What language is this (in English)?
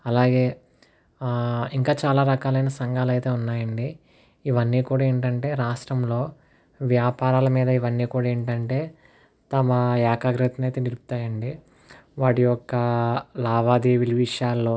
Telugu